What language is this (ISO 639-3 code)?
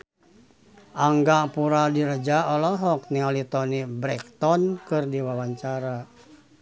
sun